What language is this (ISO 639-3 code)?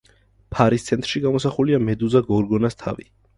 kat